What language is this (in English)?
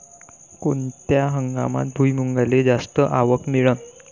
Marathi